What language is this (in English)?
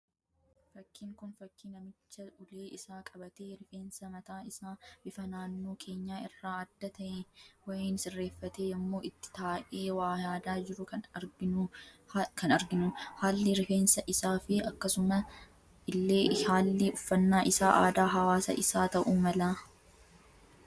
Oromo